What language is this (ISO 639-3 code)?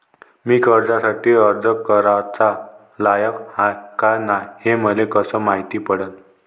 mar